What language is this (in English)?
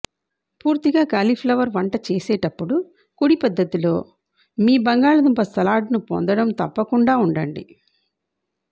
Telugu